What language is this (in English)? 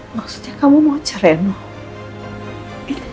Indonesian